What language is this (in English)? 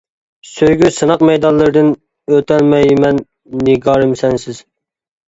Uyghur